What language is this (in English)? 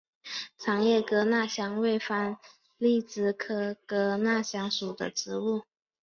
Chinese